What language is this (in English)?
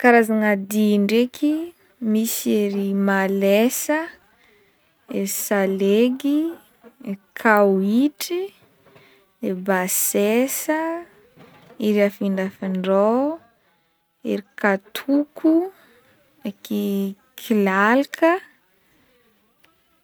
Northern Betsimisaraka Malagasy